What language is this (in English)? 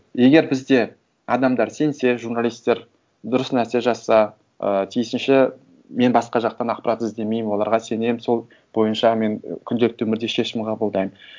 Kazakh